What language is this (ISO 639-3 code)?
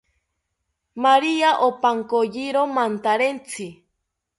cpy